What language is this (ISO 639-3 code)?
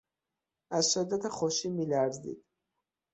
fas